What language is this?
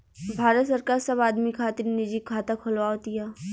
Bhojpuri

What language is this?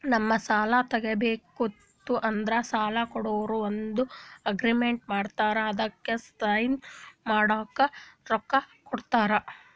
Kannada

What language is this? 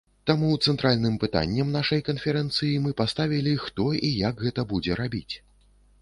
Belarusian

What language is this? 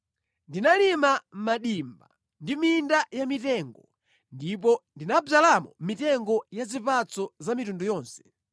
Nyanja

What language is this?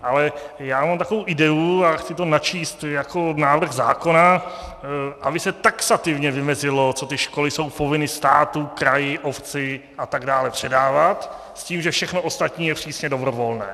Czech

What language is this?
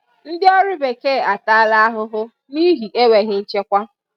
Igbo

